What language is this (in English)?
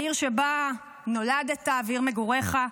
Hebrew